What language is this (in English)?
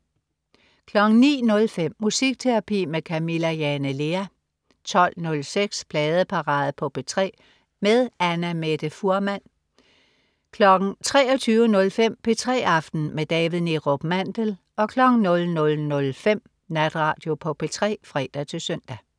Danish